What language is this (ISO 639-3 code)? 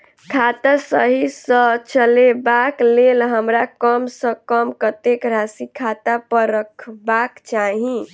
mai